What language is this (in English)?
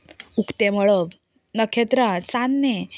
Konkani